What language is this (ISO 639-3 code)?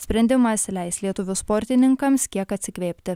lit